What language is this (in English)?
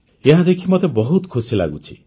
Odia